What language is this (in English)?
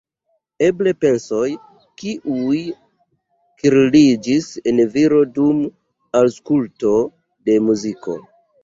Esperanto